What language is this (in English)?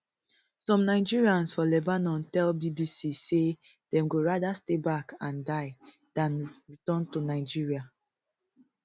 Nigerian Pidgin